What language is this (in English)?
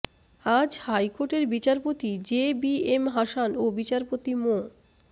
Bangla